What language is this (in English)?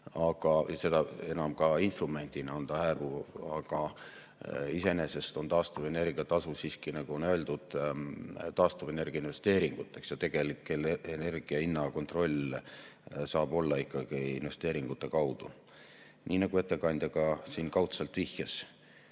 Estonian